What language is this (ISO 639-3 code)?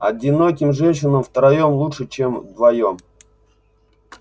rus